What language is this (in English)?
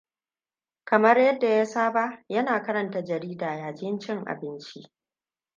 Hausa